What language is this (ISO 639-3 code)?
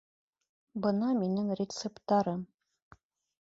bak